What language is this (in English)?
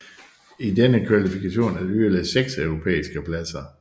Danish